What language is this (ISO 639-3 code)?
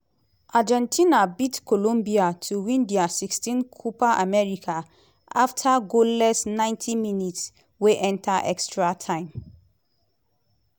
pcm